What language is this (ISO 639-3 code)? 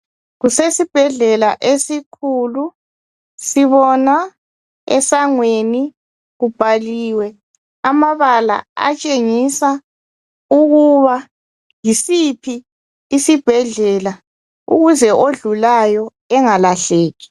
nde